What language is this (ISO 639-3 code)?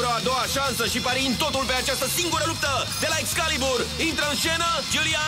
ron